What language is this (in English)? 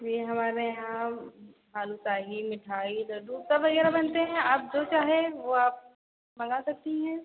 Hindi